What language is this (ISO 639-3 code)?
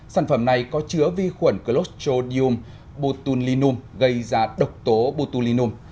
vie